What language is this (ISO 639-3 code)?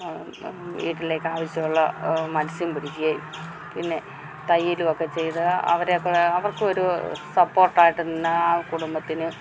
mal